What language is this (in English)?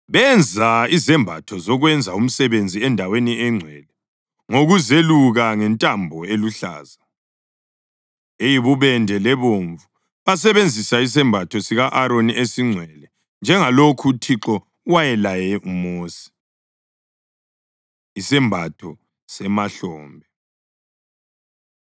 North Ndebele